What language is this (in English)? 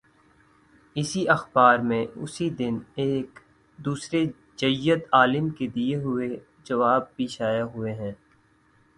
Urdu